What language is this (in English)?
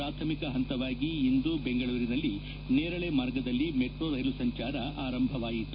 Kannada